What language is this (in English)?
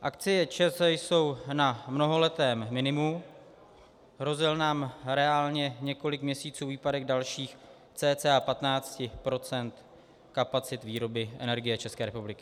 Czech